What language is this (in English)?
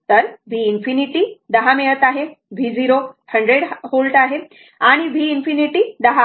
Marathi